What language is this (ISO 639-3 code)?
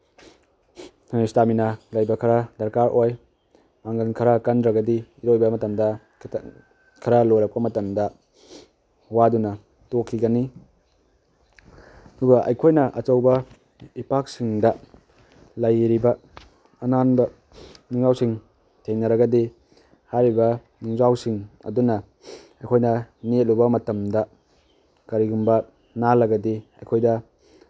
mni